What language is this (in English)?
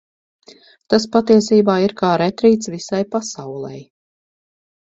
Latvian